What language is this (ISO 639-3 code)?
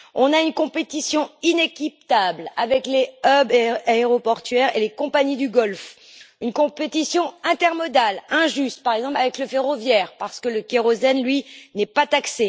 fra